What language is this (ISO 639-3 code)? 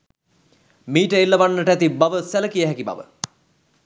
sin